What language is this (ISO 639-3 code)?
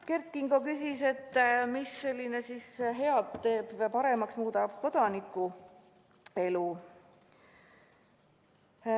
est